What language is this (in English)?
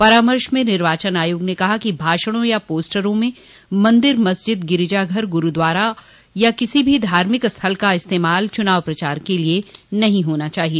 Hindi